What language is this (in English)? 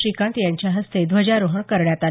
Marathi